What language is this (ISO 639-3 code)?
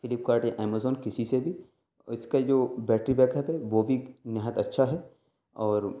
urd